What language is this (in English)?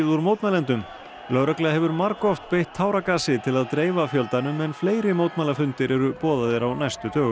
Icelandic